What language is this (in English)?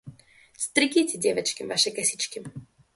Russian